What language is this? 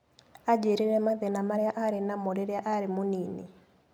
Kikuyu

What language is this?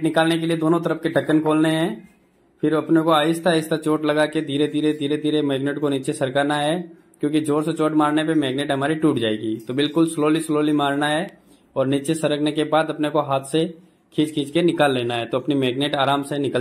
Hindi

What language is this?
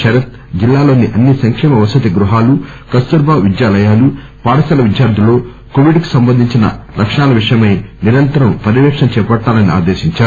Telugu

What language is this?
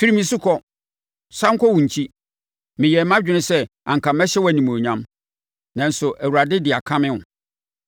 Akan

